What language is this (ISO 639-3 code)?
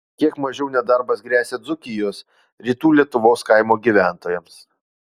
lit